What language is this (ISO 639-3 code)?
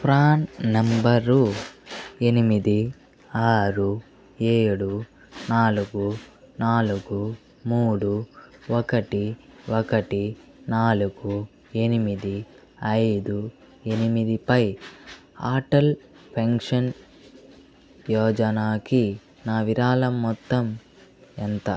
tel